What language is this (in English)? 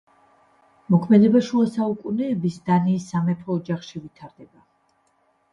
Georgian